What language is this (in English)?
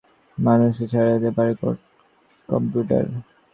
Bangla